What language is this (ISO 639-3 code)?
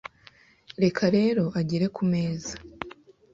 kin